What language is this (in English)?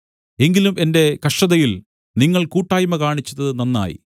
Malayalam